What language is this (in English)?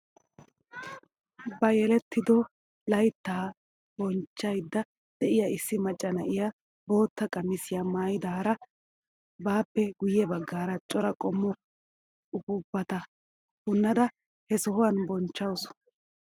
Wolaytta